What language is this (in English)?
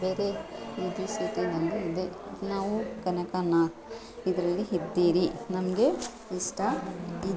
Kannada